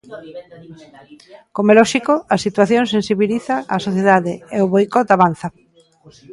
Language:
Galician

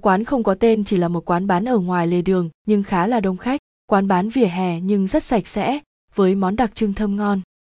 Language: Vietnamese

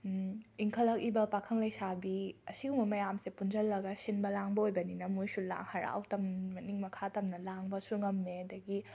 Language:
Manipuri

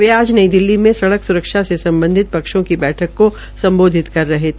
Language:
Hindi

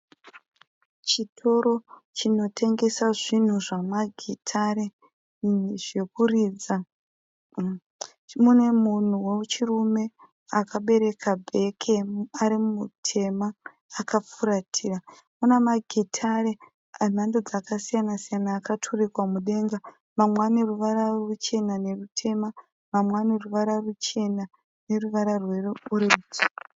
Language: Shona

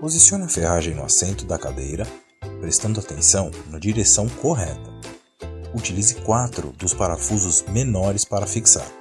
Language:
Portuguese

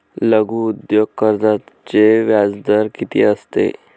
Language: Marathi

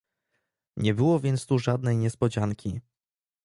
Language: Polish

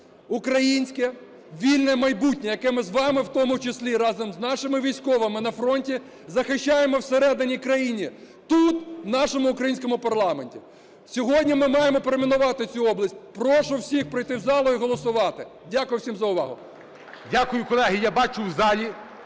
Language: Ukrainian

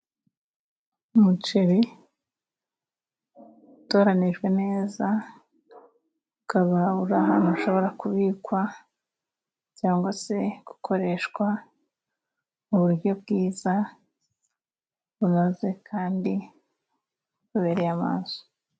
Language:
Kinyarwanda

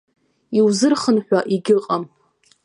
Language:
Abkhazian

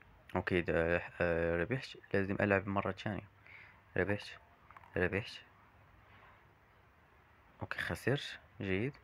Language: Arabic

